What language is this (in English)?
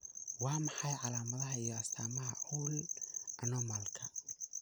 Somali